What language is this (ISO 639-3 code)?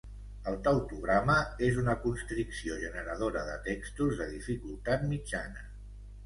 cat